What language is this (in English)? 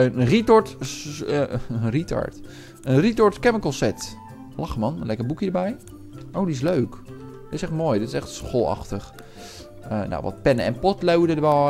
Dutch